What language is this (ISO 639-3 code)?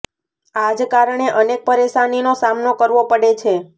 guj